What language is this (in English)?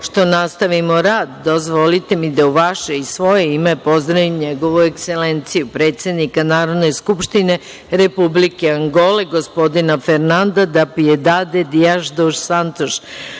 Serbian